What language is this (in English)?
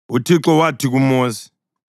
North Ndebele